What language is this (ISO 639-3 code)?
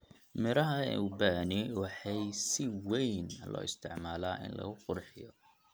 som